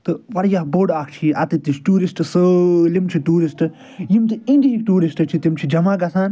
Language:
Kashmiri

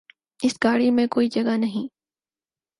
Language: Urdu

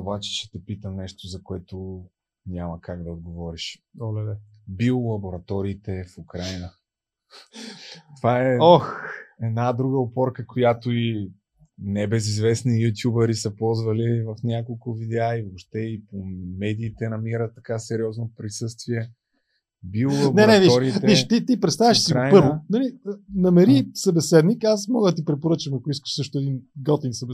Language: Bulgarian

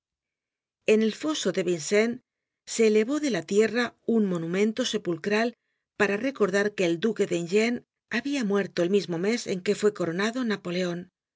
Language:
Spanish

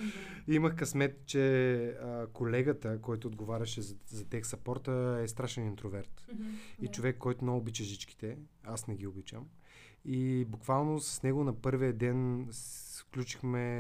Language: Bulgarian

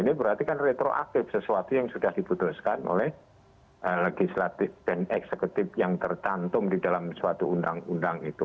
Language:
Indonesian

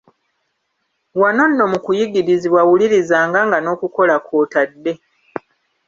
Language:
Ganda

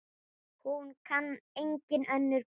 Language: Icelandic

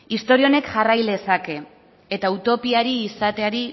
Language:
Basque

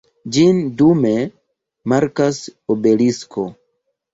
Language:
Esperanto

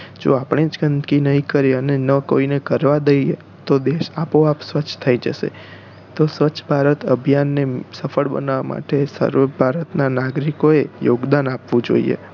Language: Gujarati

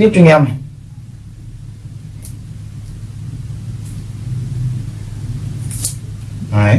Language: Vietnamese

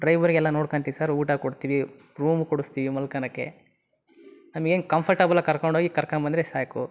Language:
Kannada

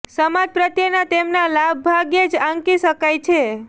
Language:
Gujarati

